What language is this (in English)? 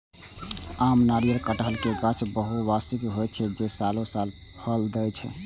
Maithili